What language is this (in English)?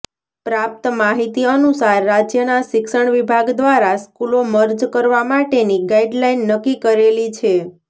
Gujarati